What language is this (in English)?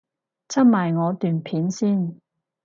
Cantonese